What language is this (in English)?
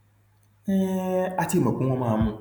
Yoruba